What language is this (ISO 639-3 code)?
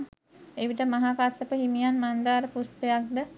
sin